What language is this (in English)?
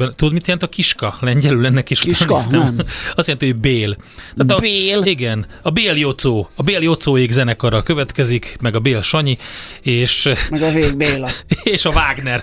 Hungarian